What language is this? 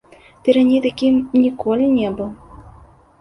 Belarusian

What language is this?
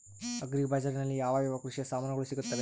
Kannada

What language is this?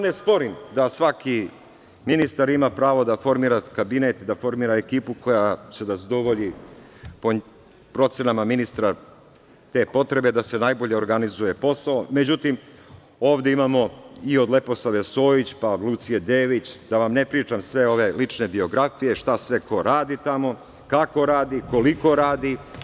Serbian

